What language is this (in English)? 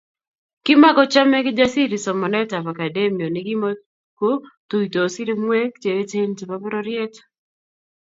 Kalenjin